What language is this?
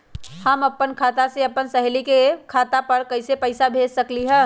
Magahi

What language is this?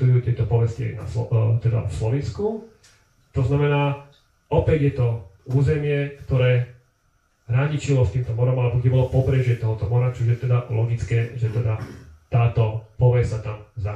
Slovak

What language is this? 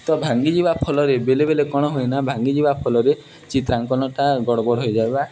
Odia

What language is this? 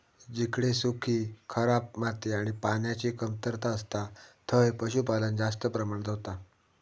Marathi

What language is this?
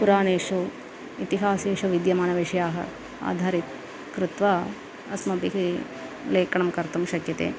Sanskrit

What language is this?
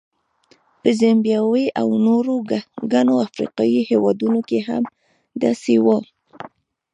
Pashto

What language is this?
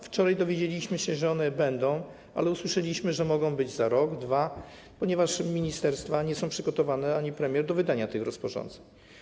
Polish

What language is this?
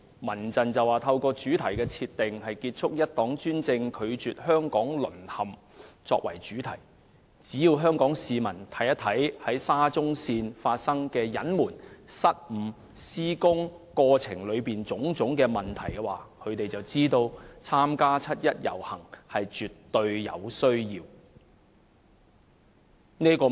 Cantonese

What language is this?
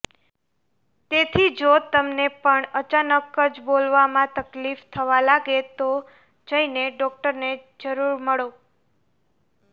Gujarati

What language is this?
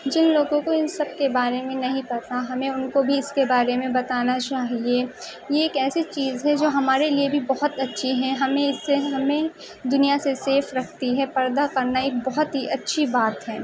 Urdu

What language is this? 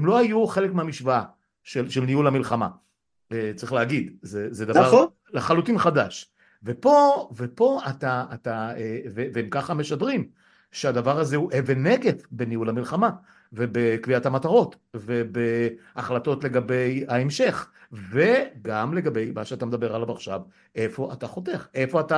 Hebrew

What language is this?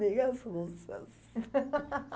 Portuguese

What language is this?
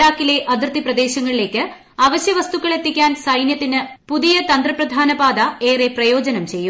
Malayalam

